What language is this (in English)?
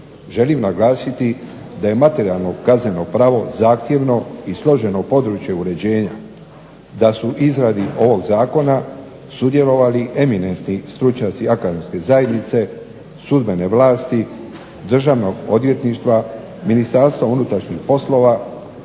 Croatian